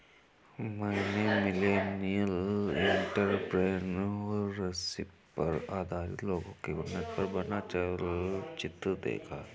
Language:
Hindi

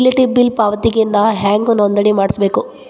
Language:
Kannada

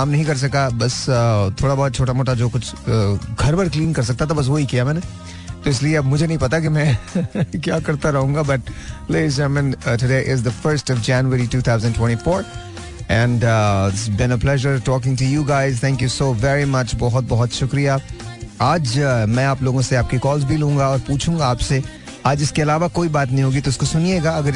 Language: Hindi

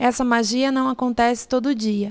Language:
Portuguese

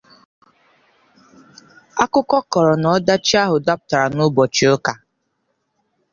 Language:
Igbo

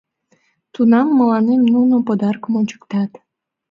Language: Mari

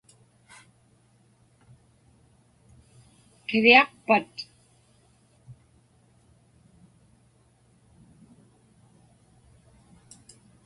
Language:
Inupiaq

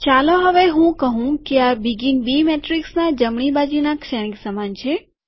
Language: Gujarati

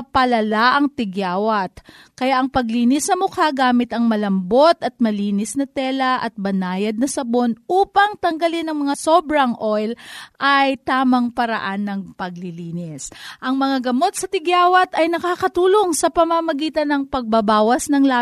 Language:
Filipino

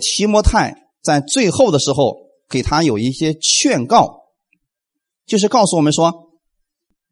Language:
Chinese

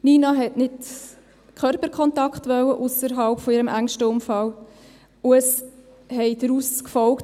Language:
Swiss German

